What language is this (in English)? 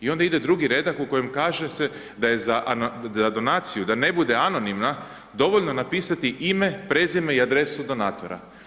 Croatian